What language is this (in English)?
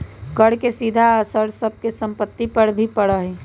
Magahi